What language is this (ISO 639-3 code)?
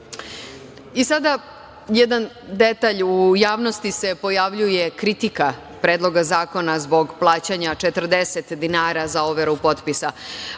srp